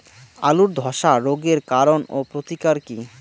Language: Bangla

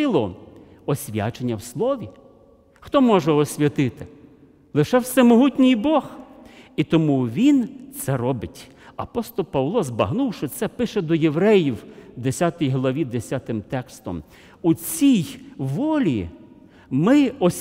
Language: Russian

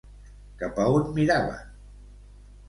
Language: Catalan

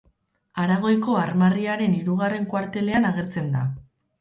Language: Basque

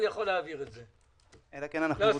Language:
Hebrew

